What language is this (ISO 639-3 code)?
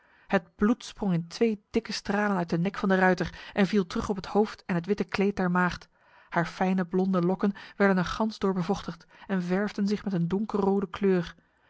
nld